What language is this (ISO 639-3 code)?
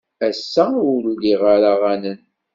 kab